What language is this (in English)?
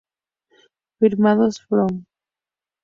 Spanish